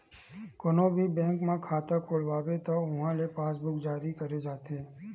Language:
Chhattisgarhi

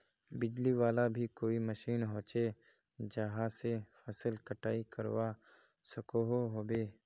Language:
Magahi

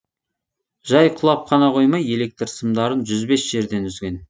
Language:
Kazakh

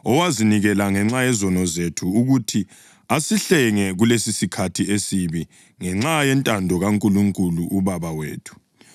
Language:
North Ndebele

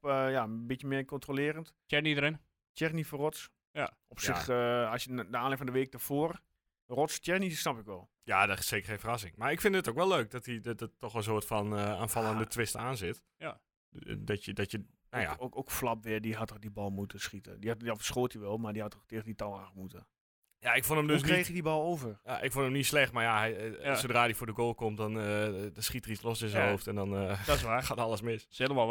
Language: Dutch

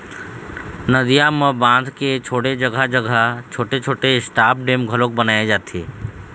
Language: Chhattisgarhi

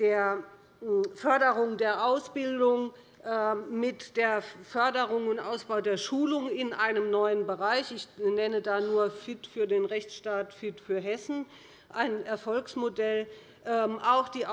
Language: German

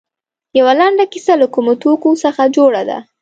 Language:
Pashto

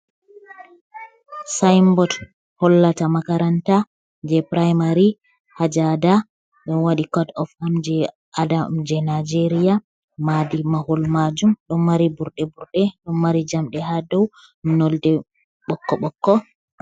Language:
Fula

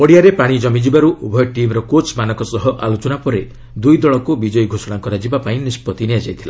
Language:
Odia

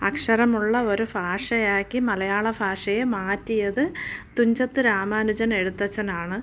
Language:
Malayalam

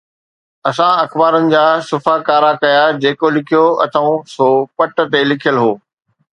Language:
Sindhi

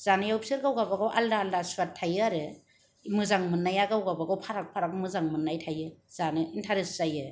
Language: Bodo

